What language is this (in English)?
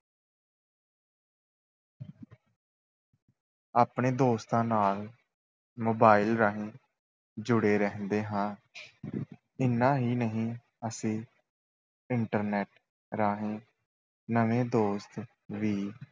Punjabi